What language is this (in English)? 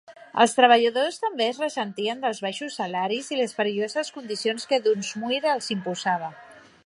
Catalan